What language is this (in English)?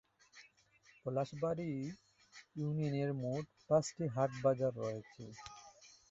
Bangla